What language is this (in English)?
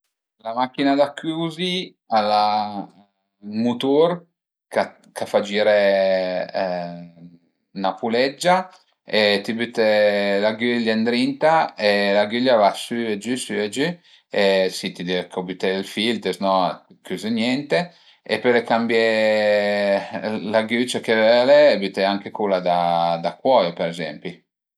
Piedmontese